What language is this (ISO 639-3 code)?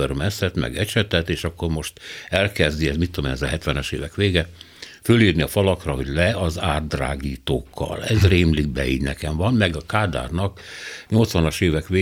hun